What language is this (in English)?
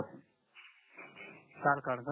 Marathi